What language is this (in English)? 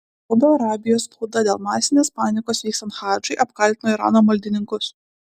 Lithuanian